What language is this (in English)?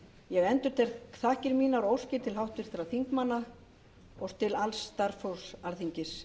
Icelandic